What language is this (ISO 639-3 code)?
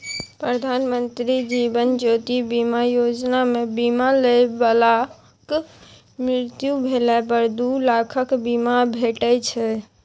mai